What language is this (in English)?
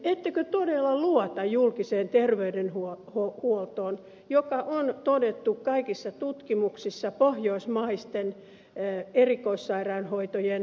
Finnish